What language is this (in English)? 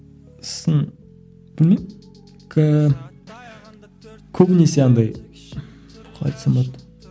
Kazakh